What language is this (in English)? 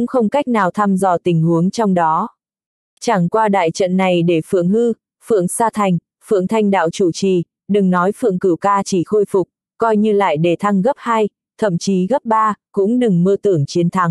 Vietnamese